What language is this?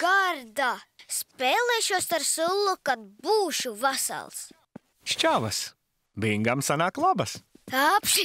Latvian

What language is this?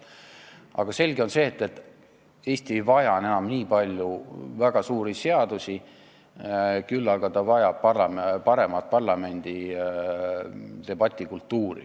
Estonian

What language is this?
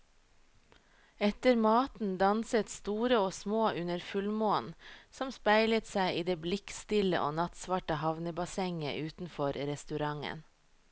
Norwegian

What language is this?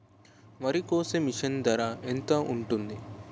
Telugu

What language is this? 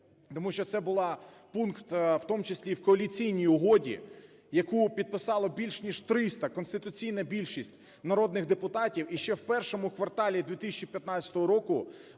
Ukrainian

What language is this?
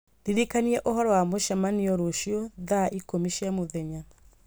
Kikuyu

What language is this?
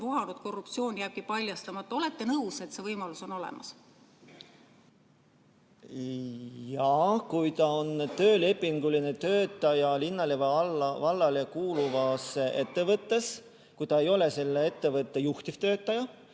Estonian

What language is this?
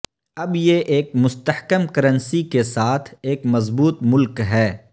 Urdu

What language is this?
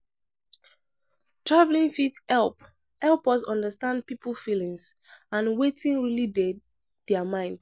Nigerian Pidgin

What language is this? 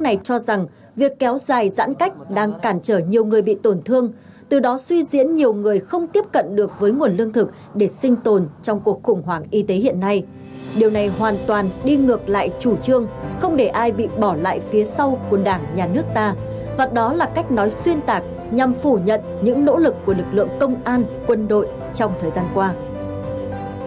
Vietnamese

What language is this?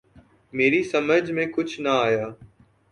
Urdu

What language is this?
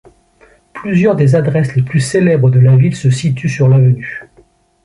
French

